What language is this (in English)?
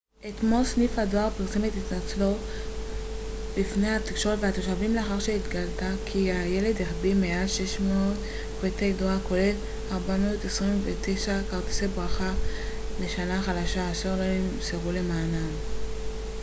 Hebrew